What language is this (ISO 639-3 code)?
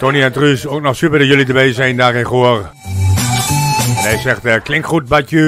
nld